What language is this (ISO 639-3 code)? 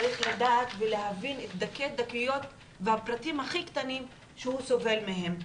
heb